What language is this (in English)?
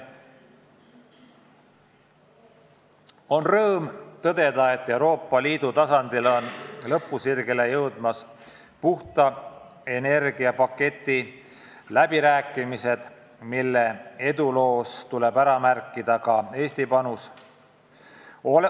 Estonian